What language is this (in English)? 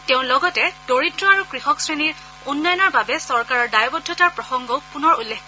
Assamese